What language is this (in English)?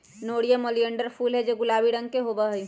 Magahi